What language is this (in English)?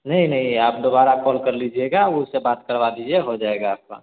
Hindi